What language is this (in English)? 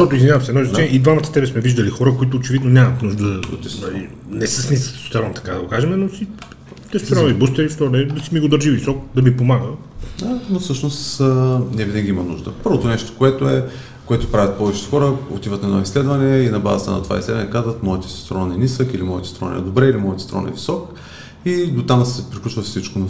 Bulgarian